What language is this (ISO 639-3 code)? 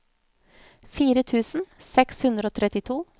nor